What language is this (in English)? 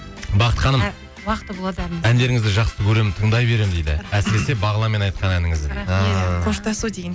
Kazakh